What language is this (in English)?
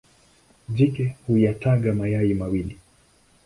Swahili